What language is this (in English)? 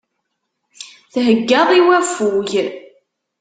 Kabyle